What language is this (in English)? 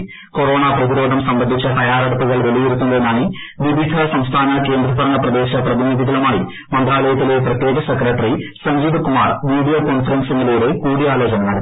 Malayalam